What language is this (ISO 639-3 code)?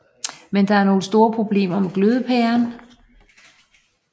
dan